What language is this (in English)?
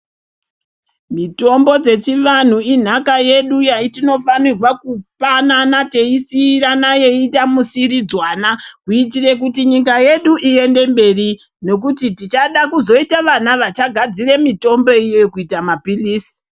Ndau